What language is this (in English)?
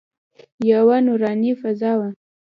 Pashto